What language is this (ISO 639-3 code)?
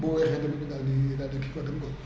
wol